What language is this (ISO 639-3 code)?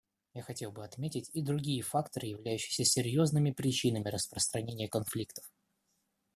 rus